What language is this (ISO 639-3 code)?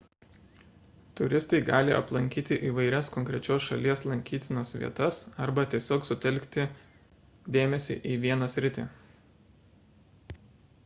lit